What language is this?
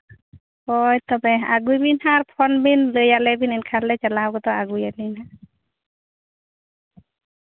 Santali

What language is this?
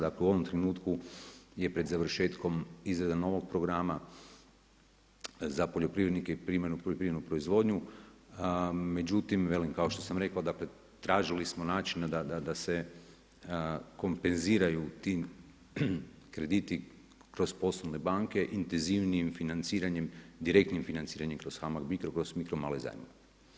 Croatian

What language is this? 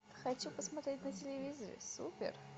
Russian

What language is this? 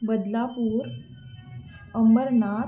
Marathi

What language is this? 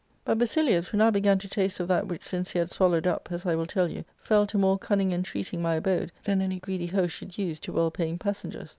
English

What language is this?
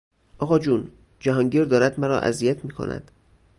Persian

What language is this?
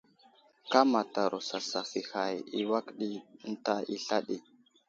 Wuzlam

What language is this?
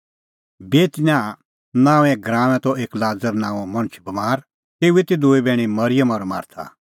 Kullu Pahari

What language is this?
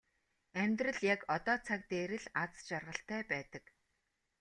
Mongolian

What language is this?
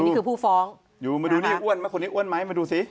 Thai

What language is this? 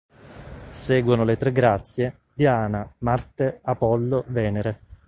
Italian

